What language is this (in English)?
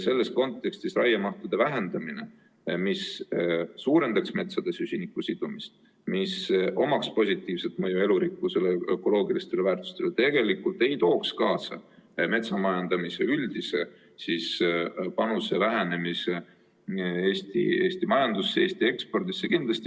Estonian